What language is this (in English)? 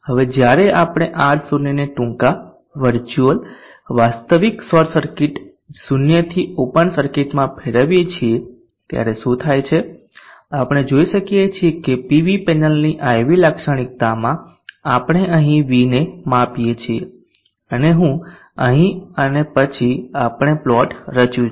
Gujarati